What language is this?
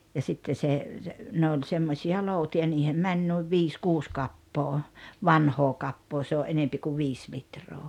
Finnish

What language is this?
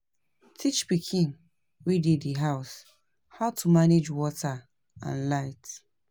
Nigerian Pidgin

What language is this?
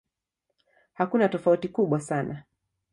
Swahili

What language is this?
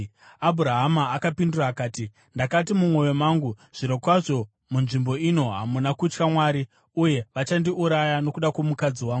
Shona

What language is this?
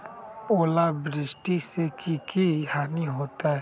Magahi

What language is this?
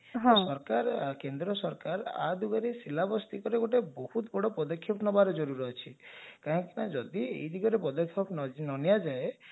Odia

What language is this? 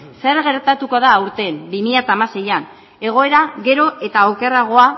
Basque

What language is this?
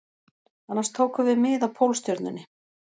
Icelandic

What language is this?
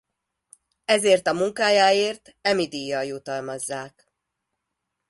Hungarian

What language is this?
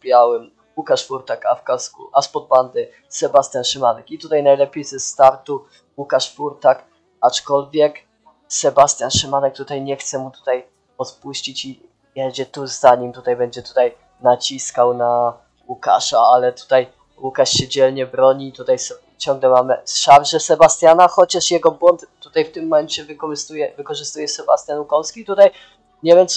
Polish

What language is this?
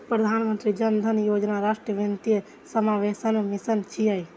Maithili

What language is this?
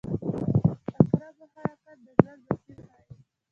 Pashto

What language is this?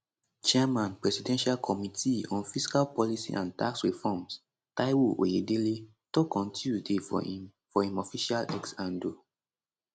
Nigerian Pidgin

